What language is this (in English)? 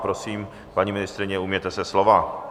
Czech